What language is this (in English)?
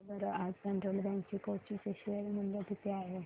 Marathi